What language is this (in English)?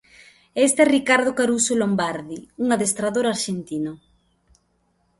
Galician